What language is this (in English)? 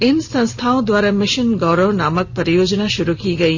Hindi